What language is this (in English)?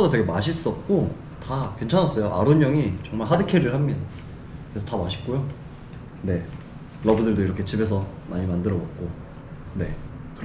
Korean